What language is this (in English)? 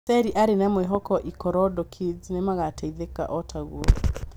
Kikuyu